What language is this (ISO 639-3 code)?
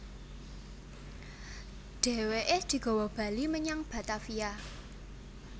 jav